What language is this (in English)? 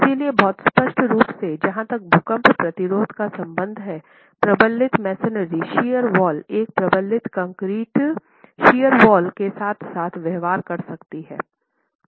Hindi